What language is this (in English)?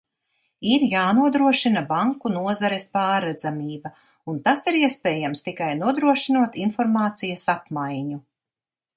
Latvian